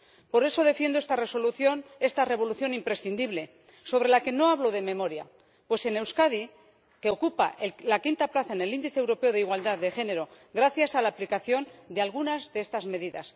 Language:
Spanish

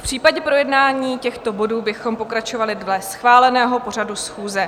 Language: Czech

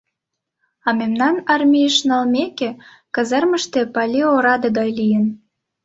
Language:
Mari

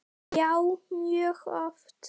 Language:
Icelandic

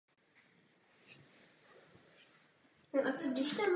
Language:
Czech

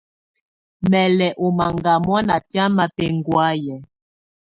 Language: Tunen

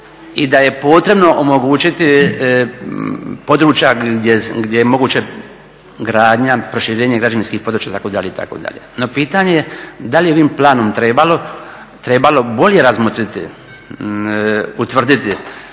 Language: Croatian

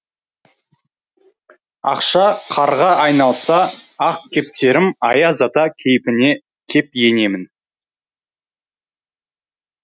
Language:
Kazakh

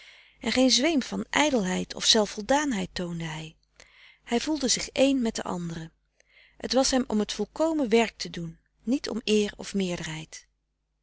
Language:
Dutch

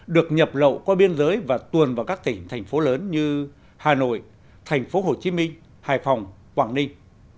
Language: Vietnamese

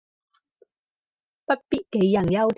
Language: Cantonese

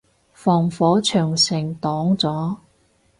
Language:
Cantonese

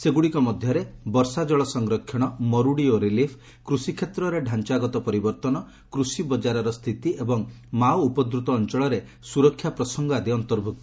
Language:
Odia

